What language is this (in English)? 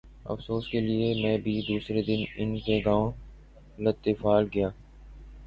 Urdu